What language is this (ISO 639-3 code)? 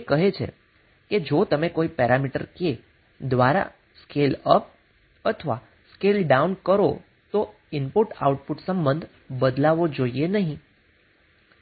guj